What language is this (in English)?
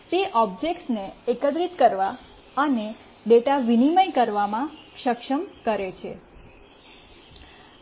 Gujarati